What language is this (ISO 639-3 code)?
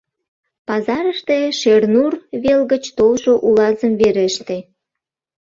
chm